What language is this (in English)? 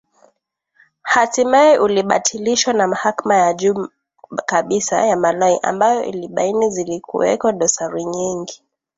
Swahili